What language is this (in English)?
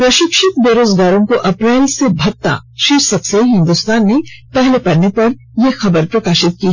Hindi